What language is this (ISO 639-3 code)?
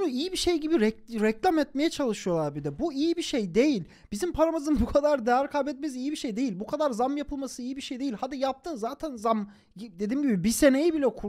tur